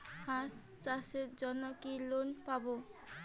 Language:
Bangla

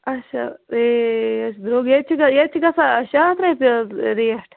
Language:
Kashmiri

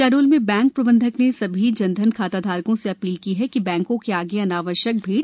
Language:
Hindi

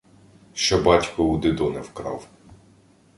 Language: Ukrainian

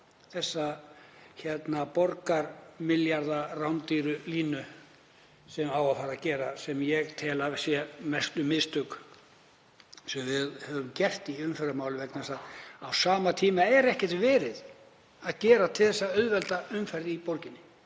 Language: Icelandic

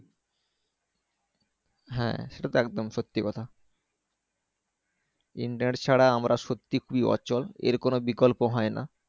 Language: Bangla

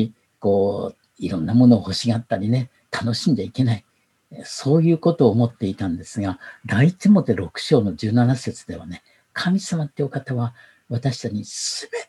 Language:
Japanese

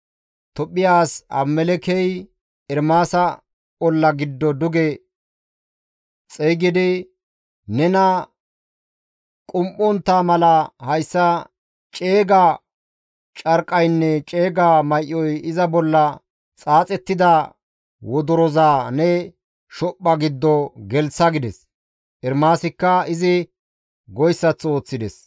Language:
Gamo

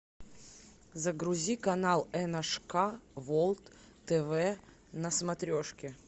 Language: Russian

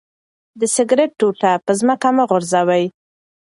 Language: Pashto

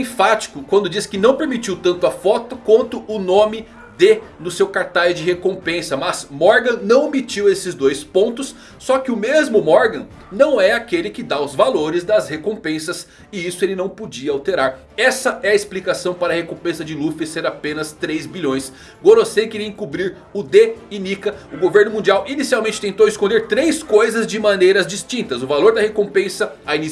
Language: Portuguese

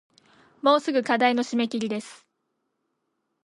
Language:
Japanese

